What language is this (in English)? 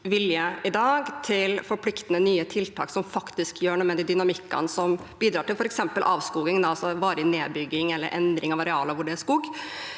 Norwegian